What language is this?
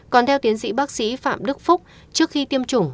Vietnamese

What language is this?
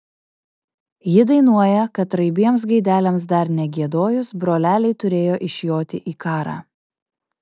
Lithuanian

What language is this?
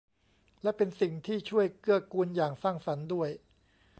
Thai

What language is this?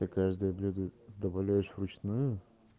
Russian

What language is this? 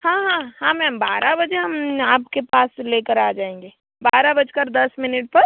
Hindi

